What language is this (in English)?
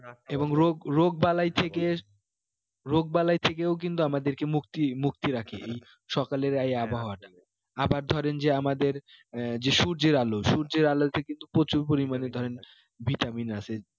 Bangla